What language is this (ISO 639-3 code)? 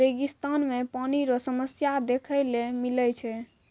mai